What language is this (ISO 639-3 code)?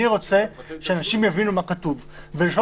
heb